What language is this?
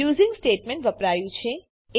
Gujarati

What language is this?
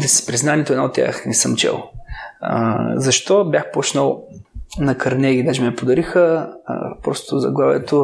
Bulgarian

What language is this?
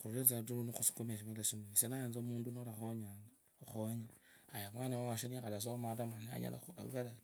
Kabras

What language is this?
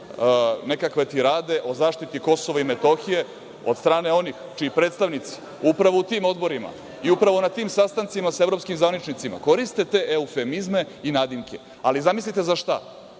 Serbian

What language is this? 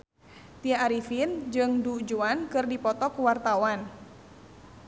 Sundanese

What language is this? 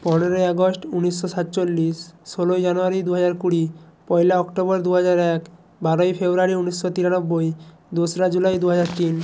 Bangla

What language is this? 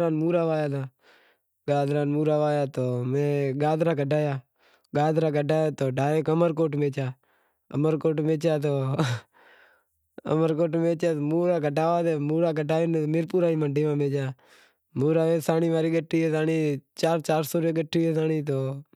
Wadiyara Koli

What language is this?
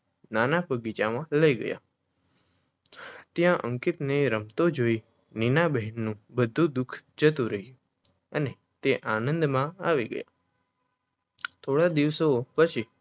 Gujarati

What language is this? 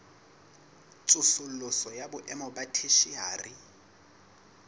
Southern Sotho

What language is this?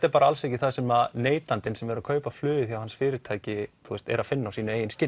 Icelandic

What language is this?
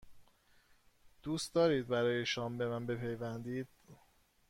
Persian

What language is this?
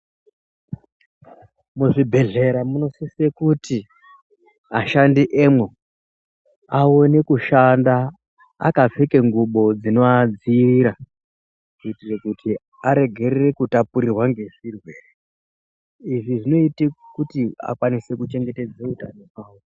Ndau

